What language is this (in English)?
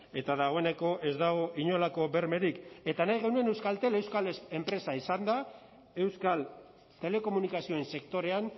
Basque